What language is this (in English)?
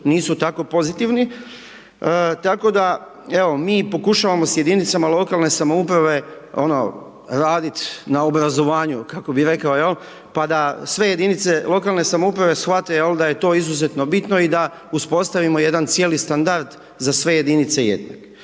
Croatian